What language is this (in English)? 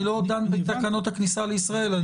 Hebrew